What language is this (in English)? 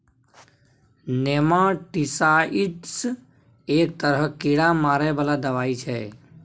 Maithili